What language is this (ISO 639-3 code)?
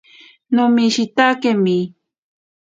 prq